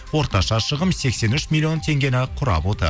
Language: Kazakh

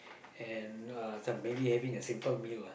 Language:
English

